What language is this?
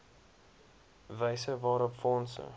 Afrikaans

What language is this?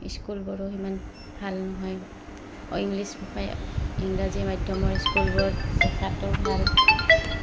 Assamese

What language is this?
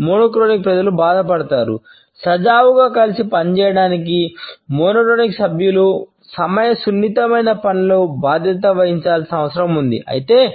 Telugu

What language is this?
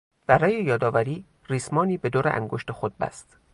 Persian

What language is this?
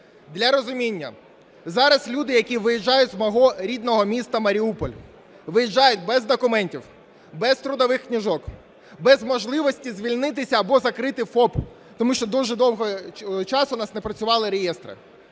Ukrainian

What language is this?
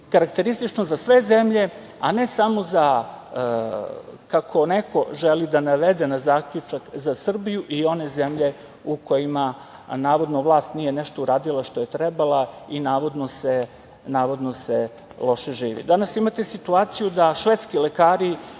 Serbian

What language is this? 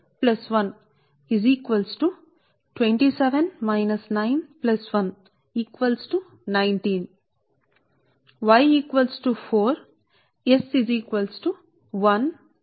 Telugu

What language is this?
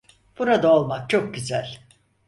Turkish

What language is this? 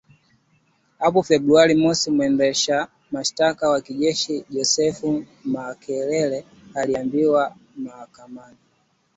Swahili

